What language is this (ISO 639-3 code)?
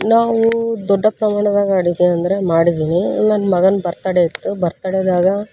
kan